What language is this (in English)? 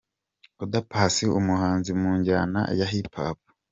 Kinyarwanda